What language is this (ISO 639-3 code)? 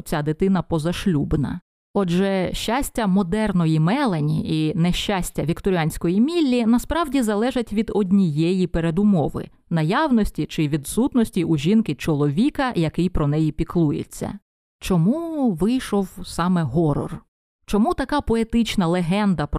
ukr